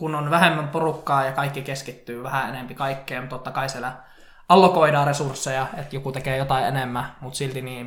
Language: Finnish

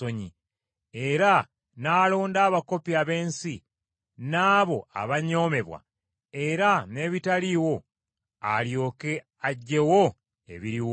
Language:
Ganda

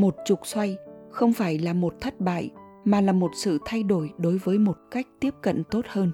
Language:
Vietnamese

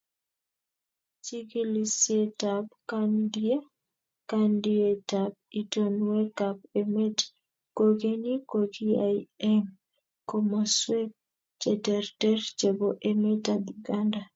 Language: Kalenjin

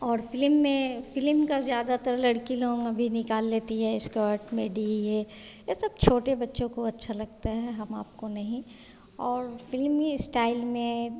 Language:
Hindi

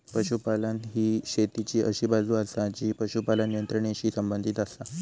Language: Marathi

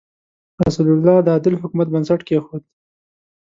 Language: Pashto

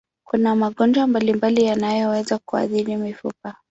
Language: Swahili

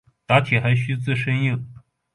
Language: Chinese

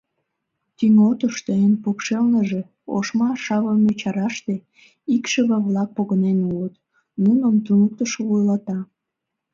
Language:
Mari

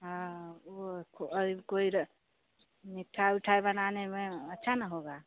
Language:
Hindi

